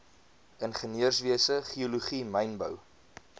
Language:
Afrikaans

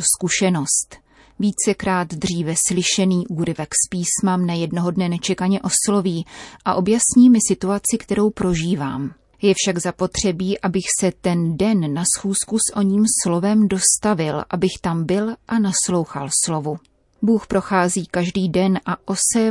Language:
Czech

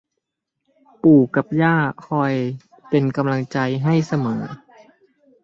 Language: Thai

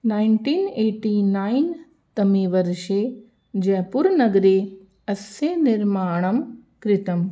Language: Sanskrit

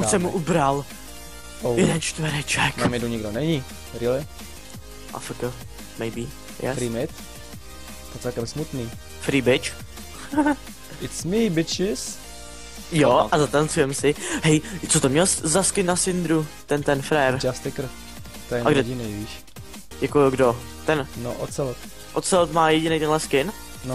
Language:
Czech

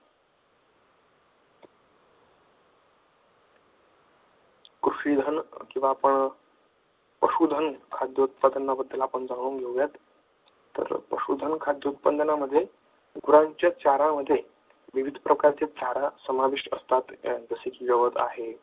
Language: Marathi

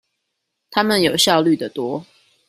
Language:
Chinese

